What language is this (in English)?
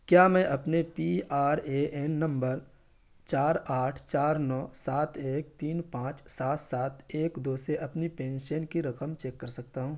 Urdu